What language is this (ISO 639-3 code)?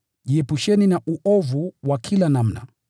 swa